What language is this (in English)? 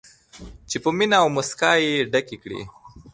Pashto